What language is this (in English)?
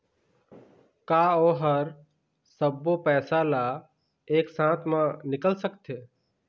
Chhattisgarhi